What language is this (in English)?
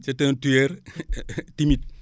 Wolof